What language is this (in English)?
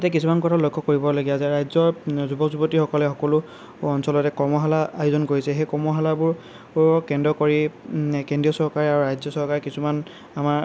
Assamese